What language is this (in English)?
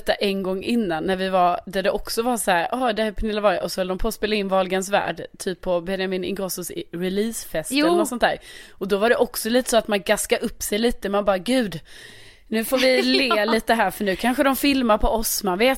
Swedish